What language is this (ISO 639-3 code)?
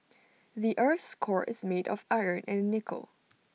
eng